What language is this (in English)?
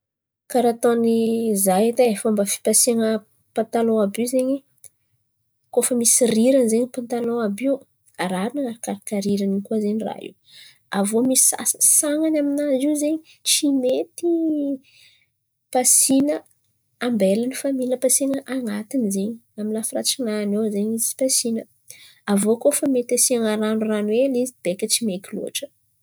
Antankarana Malagasy